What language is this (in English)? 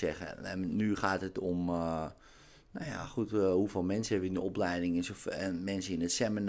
Dutch